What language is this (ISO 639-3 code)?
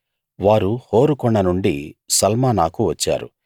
tel